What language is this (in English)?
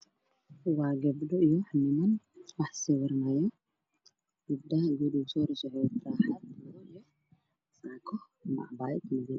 Somali